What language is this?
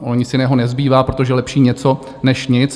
Czech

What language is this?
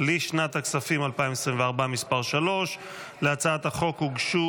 Hebrew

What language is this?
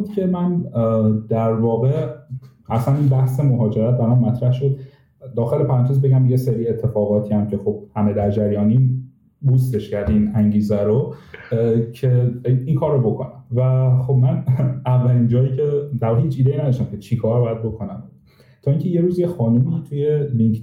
Persian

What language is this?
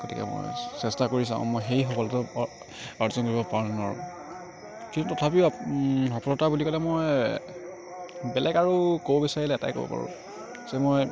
Assamese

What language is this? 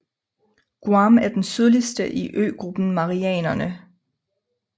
Danish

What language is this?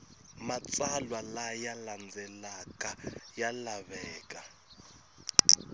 Tsonga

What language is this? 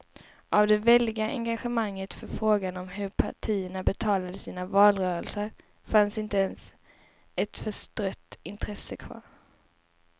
Swedish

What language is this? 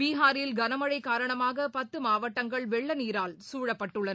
Tamil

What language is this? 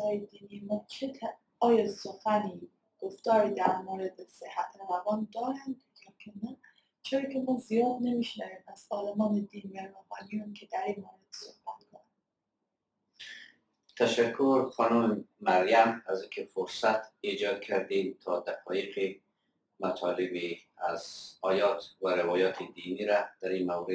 Persian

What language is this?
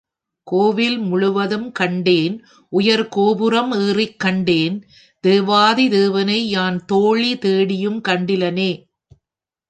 Tamil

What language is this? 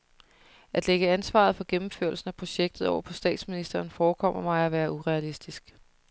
Danish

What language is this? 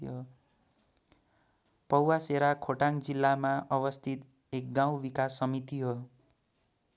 Nepali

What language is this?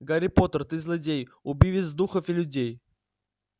Russian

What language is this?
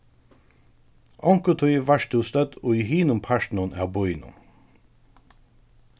Faroese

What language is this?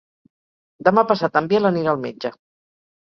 Catalan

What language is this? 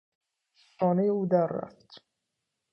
Persian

